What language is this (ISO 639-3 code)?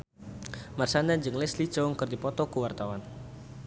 sun